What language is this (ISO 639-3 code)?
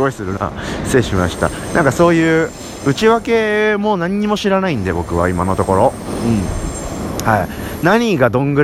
jpn